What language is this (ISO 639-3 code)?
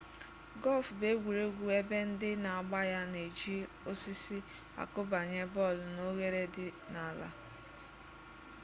ibo